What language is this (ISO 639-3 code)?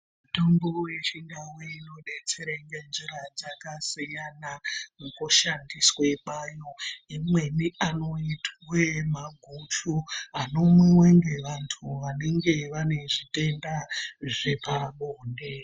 ndc